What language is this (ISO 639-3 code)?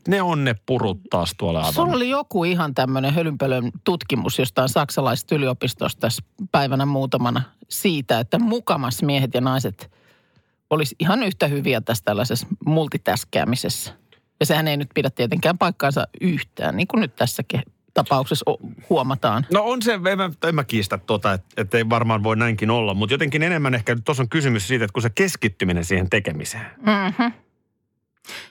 fin